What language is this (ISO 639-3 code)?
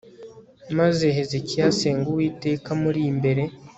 kin